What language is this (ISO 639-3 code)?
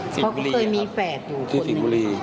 tha